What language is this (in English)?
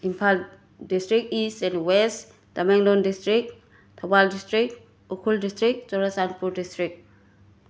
Manipuri